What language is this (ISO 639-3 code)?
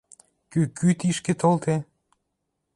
mrj